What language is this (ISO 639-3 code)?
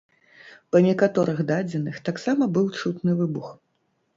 bel